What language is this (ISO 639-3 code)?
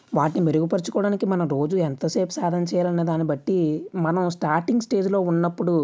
tel